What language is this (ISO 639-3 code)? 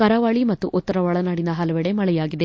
kan